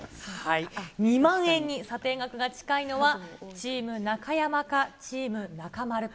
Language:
Japanese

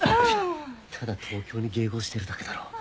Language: Japanese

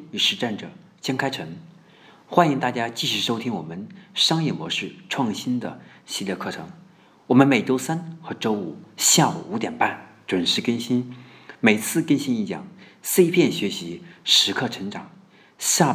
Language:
Chinese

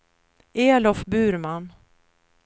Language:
Swedish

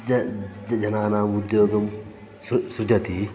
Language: Sanskrit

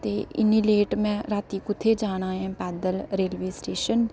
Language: Dogri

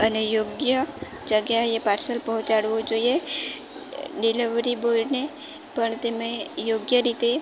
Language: Gujarati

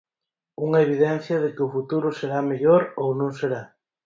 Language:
Galician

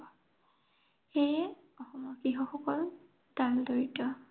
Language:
Assamese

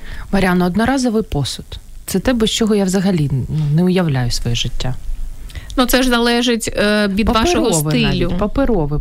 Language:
Ukrainian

